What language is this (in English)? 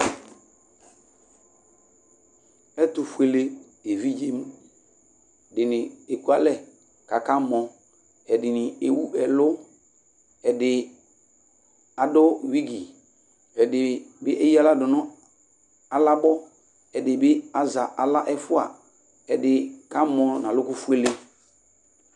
Ikposo